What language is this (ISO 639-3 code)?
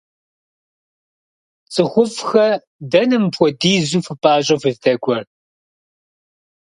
kbd